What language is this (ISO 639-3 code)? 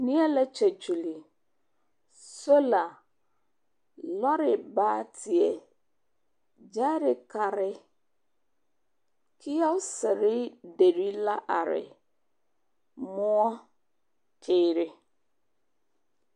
dga